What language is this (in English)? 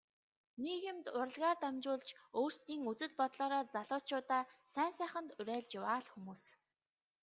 Mongolian